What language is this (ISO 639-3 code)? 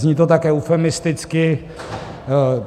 ces